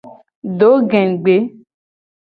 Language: Gen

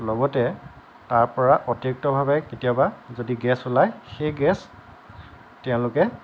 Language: Assamese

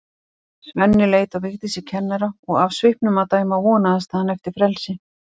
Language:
Icelandic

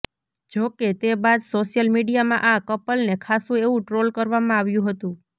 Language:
Gujarati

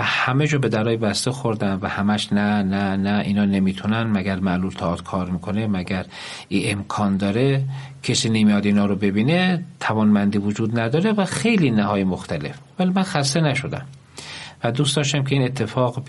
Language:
Persian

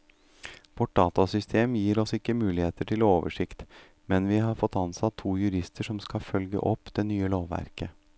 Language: Norwegian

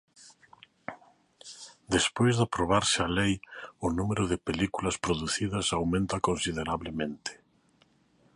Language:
Galician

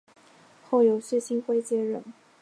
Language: Chinese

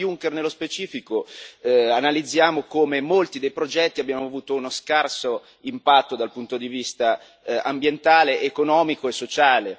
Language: Italian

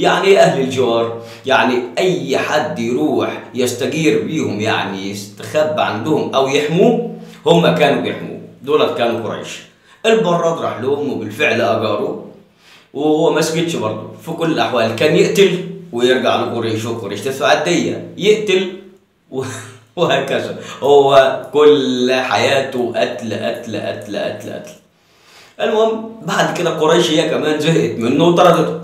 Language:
Arabic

